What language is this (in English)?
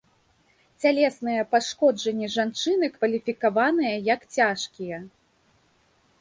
Belarusian